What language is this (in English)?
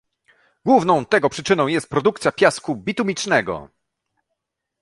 Polish